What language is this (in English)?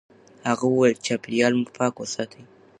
Pashto